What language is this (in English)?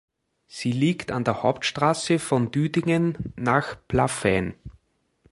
German